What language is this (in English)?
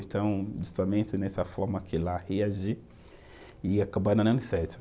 Portuguese